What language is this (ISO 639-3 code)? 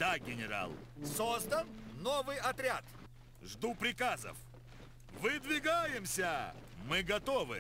rus